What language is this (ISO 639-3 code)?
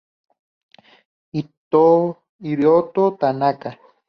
spa